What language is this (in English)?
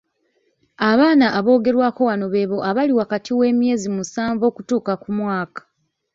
Ganda